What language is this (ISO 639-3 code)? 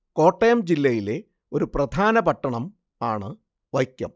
mal